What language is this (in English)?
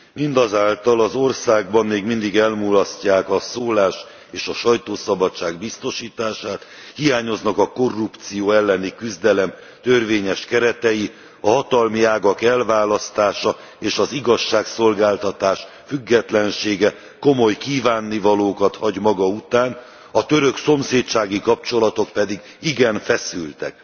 Hungarian